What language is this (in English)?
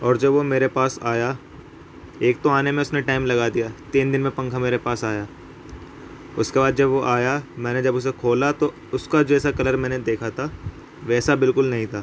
Urdu